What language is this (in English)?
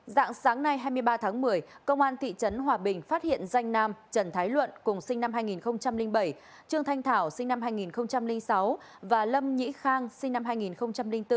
Vietnamese